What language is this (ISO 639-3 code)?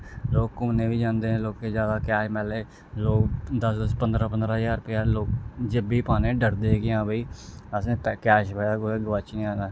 doi